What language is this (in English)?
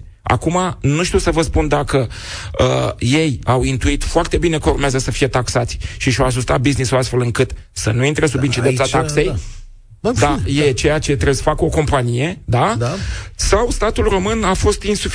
Romanian